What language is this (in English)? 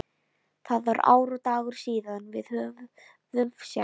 Icelandic